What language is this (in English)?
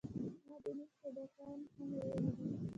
Pashto